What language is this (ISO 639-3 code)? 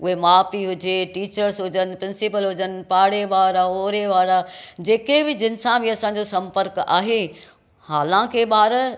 snd